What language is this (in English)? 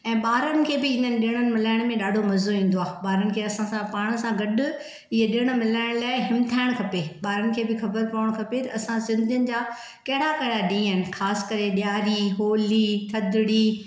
Sindhi